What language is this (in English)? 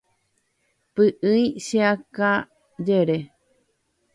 Guarani